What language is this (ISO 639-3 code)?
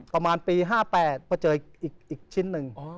tha